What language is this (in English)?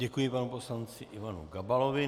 Czech